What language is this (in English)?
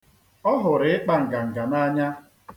Igbo